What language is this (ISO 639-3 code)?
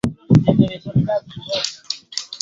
swa